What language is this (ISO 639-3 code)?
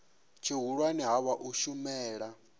ven